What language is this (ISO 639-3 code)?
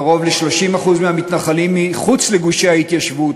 heb